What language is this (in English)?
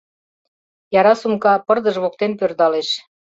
Mari